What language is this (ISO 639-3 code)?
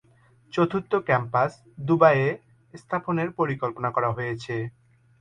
ben